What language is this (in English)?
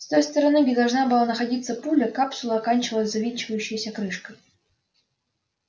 Russian